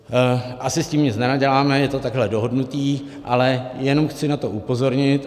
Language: Czech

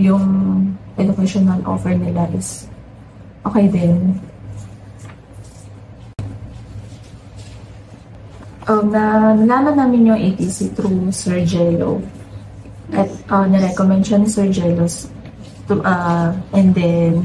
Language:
Filipino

